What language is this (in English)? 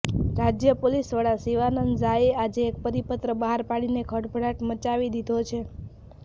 Gujarati